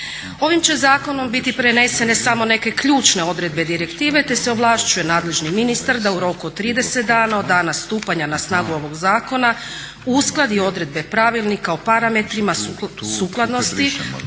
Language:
Croatian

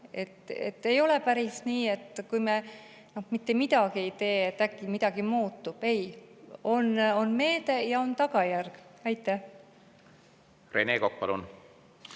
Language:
Estonian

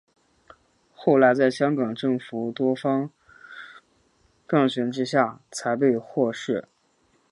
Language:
Chinese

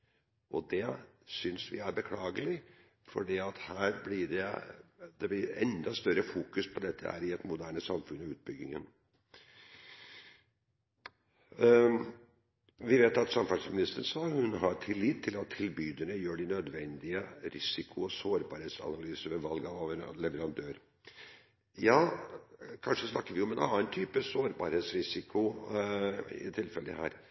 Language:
Norwegian Bokmål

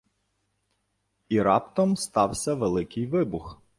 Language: Ukrainian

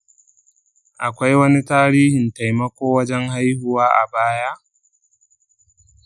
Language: Hausa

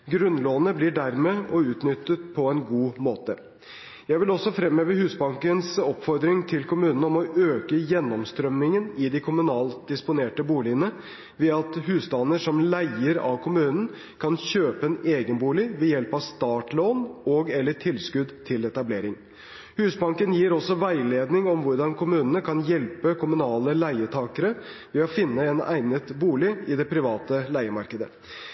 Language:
Norwegian Bokmål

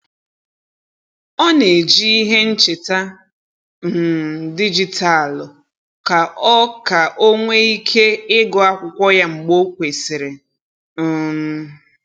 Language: Igbo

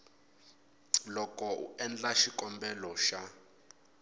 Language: Tsonga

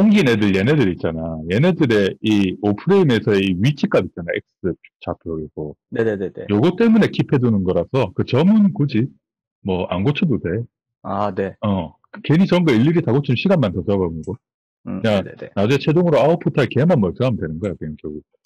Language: Korean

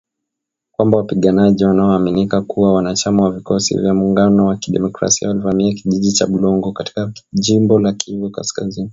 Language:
Swahili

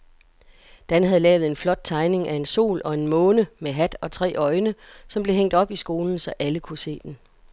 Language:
Danish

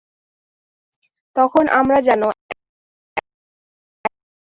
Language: Bangla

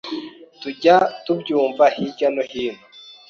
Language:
Kinyarwanda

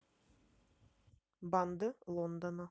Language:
Russian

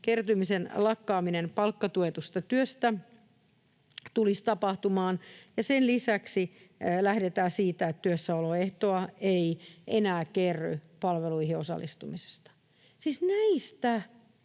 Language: Finnish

